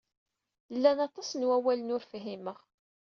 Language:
Kabyle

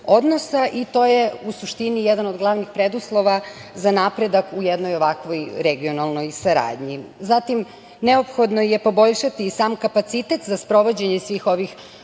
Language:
Serbian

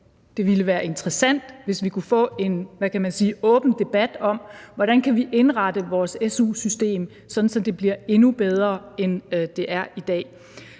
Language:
Danish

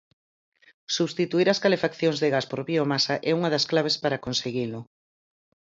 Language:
Galician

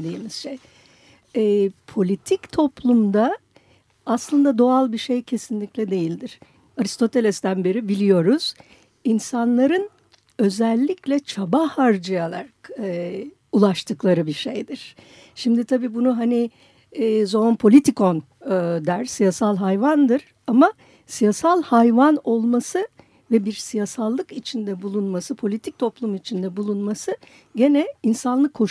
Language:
Turkish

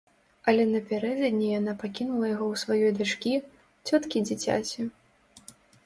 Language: Belarusian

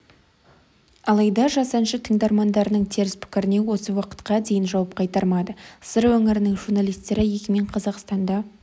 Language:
Kazakh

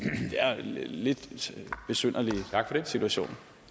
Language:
Danish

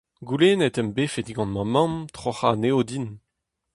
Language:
Breton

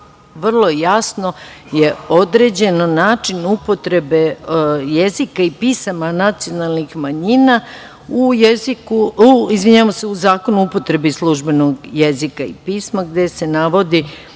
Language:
Serbian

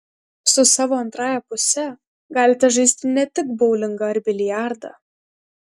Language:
Lithuanian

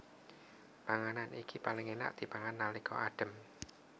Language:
Javanese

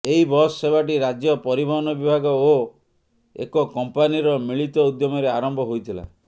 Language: Odia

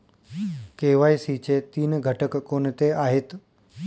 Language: Marathi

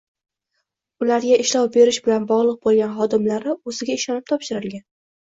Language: Uzbek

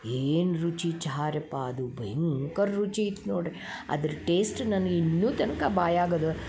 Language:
Kannada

